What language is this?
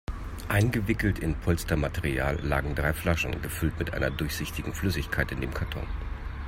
German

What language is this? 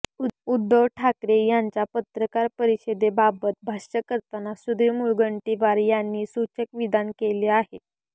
Marathi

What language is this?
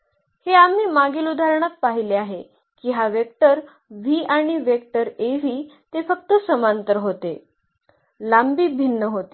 Marathi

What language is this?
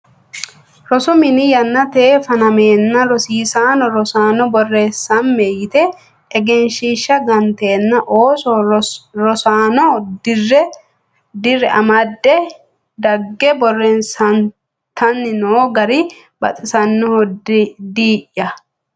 Sidamo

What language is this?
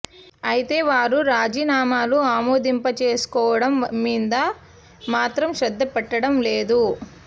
Telugu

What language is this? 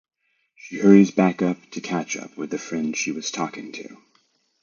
English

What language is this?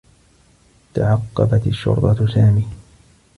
Arabic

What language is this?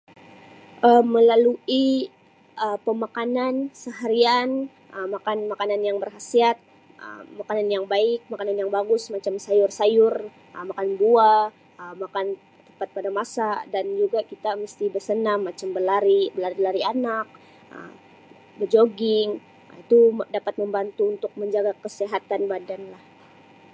Sabah Malay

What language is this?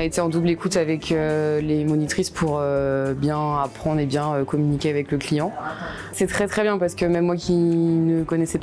French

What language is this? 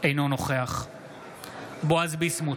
Hebrew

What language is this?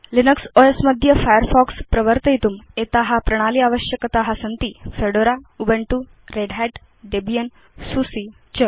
Sanskrit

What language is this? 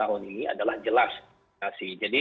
Indonesian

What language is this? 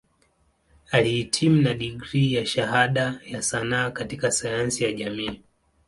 Swahili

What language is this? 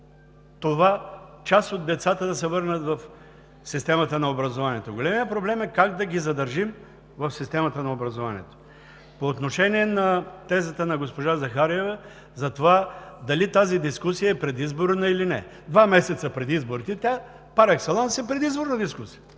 Bulgarian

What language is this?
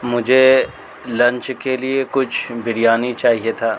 Urdu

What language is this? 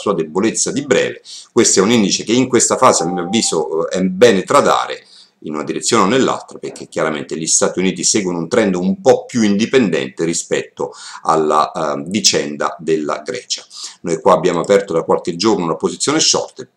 Italian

